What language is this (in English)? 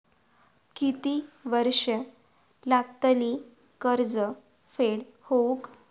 Marathi